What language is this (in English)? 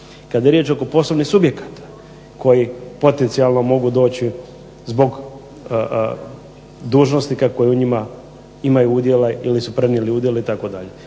Croatian